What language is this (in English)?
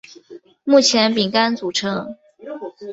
Chinese